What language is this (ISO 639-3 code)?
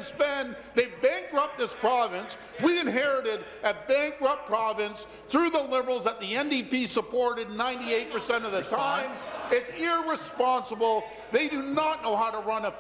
eng